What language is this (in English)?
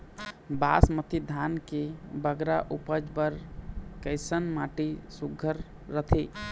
Chhattisgarhi